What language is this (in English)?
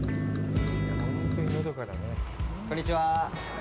Japanese